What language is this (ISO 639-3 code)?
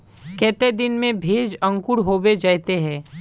mag